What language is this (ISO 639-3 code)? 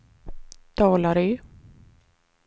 swe